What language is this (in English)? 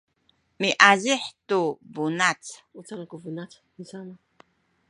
Sakizaya